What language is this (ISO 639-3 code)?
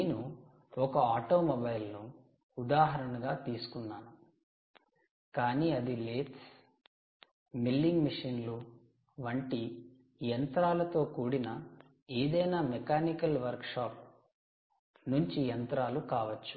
tel